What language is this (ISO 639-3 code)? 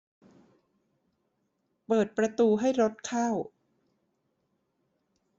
tha